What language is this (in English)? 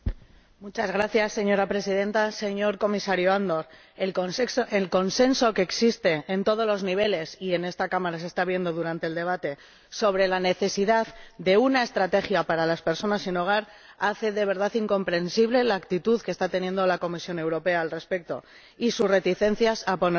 Spanish